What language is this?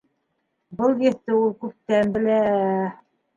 Bashkir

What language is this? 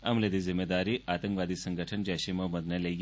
Dogri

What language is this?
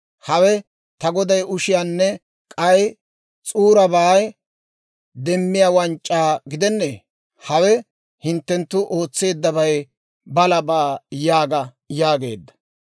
Dawro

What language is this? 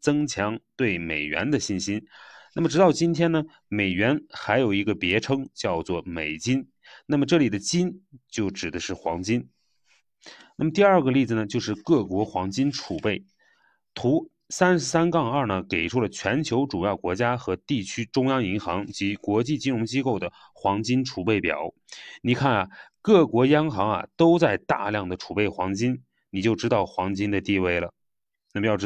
Chinese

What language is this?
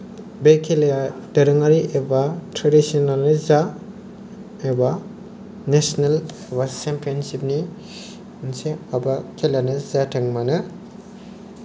Bodo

